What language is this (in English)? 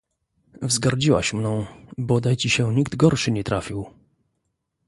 Polish